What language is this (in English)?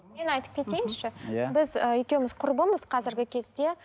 Kazakh